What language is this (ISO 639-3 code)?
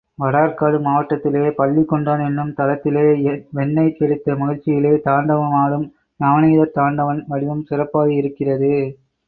tam